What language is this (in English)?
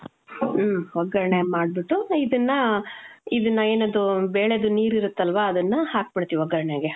Kannada